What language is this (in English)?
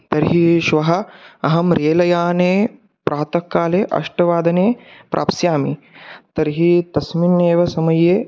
Sanskrit